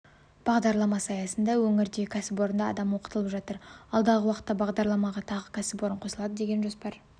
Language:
Kazakh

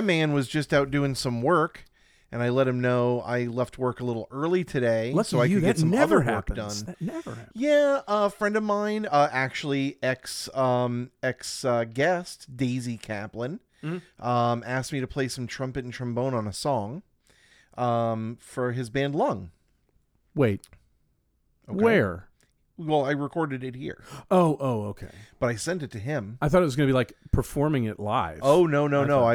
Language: English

